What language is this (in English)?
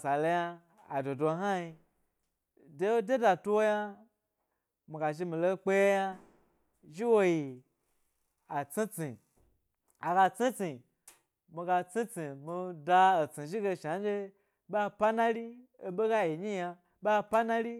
Gbari